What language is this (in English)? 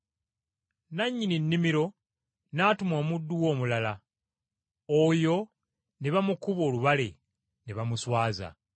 Ganda